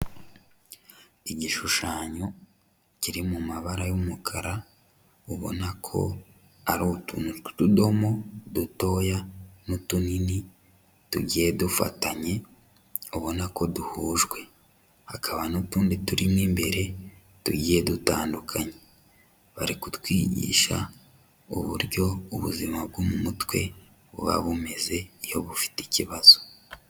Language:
Kinyarwanda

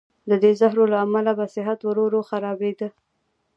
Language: Pashto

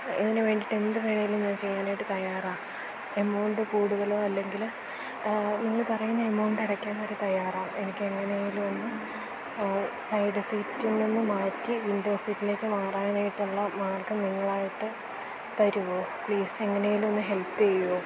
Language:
Malayalam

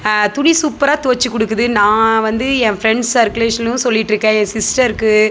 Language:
Tamil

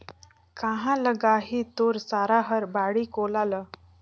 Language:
Chhattisgarhi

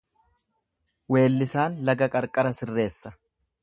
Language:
Oromo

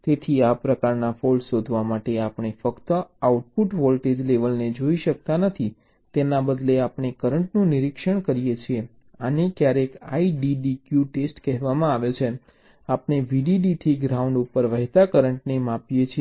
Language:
Gujarati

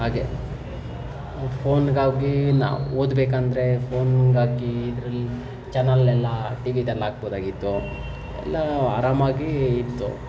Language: Kannada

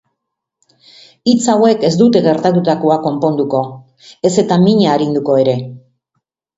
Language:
Basque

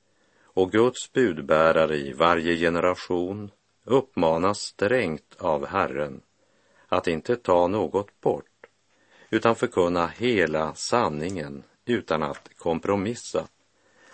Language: Swedish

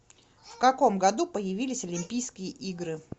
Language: Russian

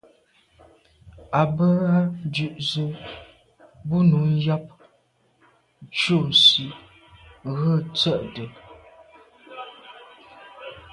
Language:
Medumba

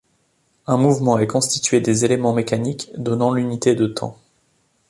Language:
French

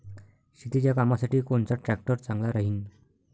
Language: Marathi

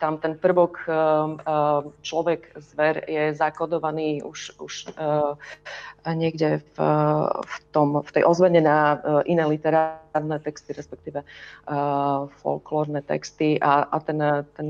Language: Slovak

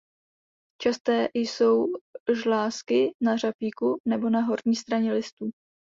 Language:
Czech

